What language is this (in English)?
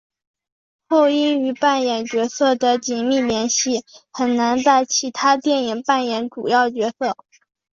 Chinese